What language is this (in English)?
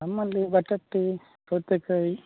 Kannada